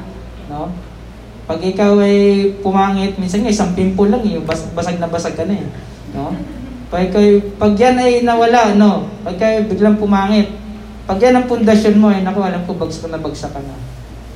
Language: Filipino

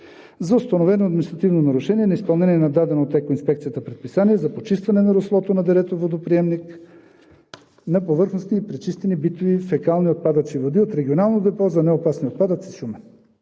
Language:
Bulgarian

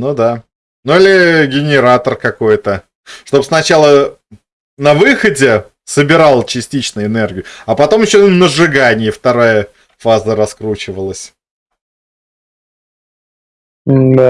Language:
Russian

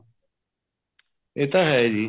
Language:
Punjabi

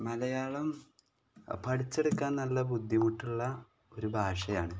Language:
Malayalam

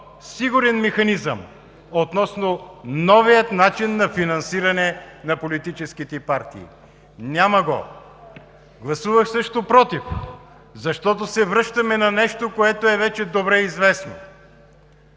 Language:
Bulgarian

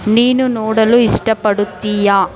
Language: Kannada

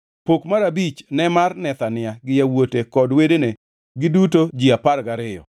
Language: Luo (Kenya and Tanzania)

